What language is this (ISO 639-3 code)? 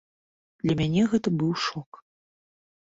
bel